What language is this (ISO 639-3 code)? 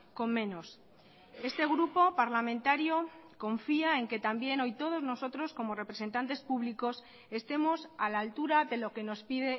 spa